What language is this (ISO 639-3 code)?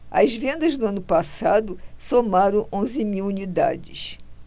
por